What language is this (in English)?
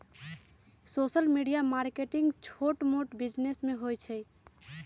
Magahi